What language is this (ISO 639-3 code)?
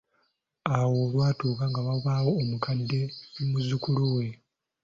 lug